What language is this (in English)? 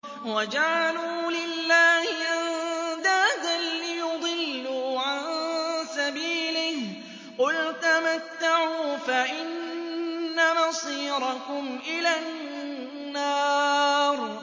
Arabic